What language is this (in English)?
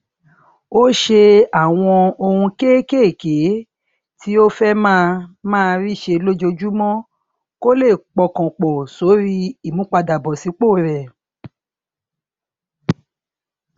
Yoruba